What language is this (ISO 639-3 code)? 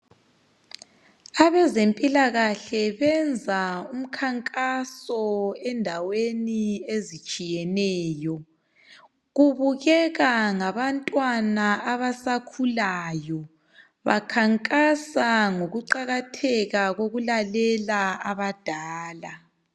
nde